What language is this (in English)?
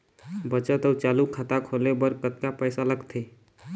Chhattisgarhi